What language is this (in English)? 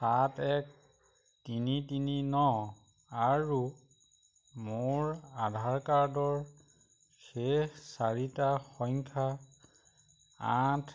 Assamese